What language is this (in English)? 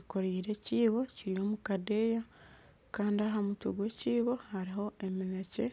Nyankole